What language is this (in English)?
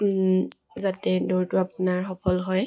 Assamese